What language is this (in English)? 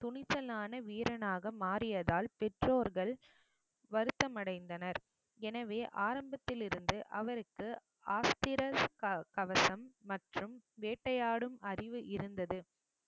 Tamil